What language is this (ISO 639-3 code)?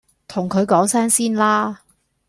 yue